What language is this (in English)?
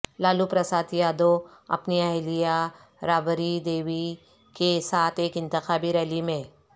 Urdu